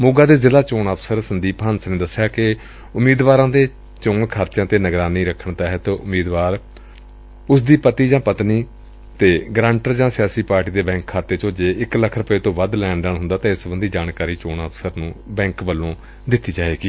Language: Punjabi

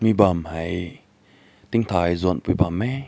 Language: Rongmei Naga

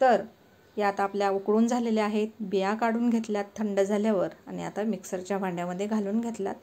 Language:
Marathi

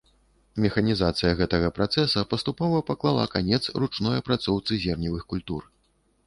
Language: Belarusian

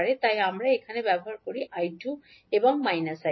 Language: Bangla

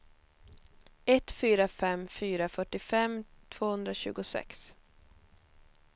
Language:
Swedish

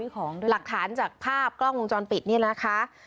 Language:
Thai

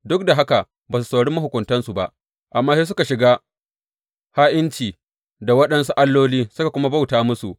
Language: Hausa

